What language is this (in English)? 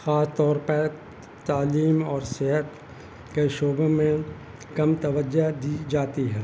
Urdu